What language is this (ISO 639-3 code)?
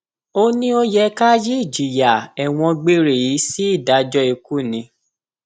yor